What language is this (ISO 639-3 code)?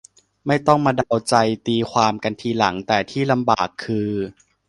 tha